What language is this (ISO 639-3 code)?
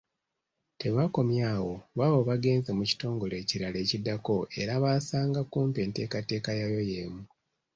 lug